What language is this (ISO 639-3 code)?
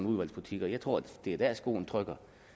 dan